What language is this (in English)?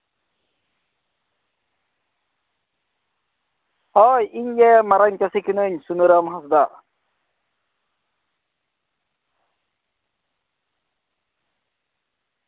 Santali